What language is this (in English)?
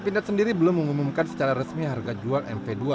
Indonesian